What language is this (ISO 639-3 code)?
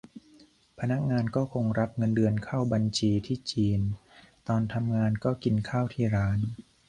tha